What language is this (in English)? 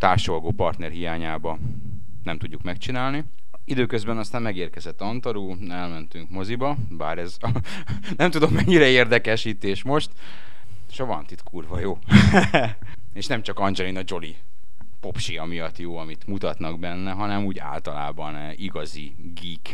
Hungarian